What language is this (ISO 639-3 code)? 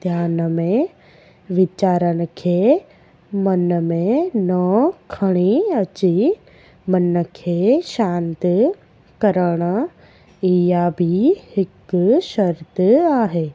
snd